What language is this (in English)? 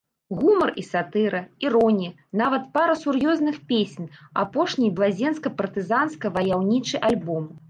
Belarusian